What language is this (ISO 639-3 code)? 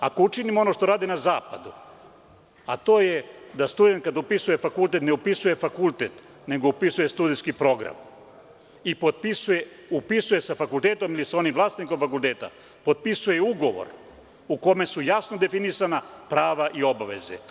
srp